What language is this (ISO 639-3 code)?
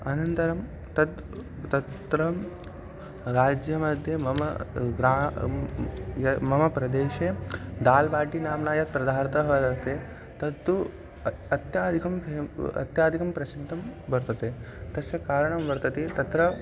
san